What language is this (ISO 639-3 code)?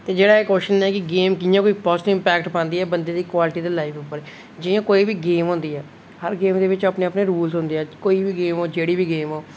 doi